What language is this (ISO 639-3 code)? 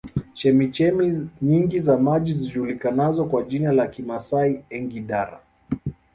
swa